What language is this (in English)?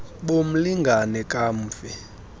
Xhosa